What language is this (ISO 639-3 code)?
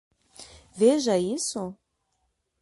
por